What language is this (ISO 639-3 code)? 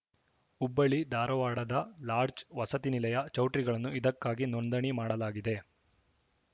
kan